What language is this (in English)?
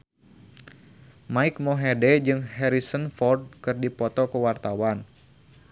Sundanese